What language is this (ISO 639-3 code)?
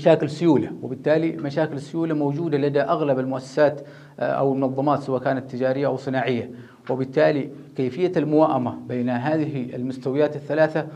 ara